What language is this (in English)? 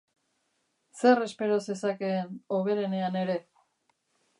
Basque